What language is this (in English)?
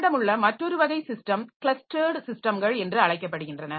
Tamil